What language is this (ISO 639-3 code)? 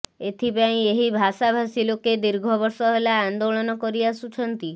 ori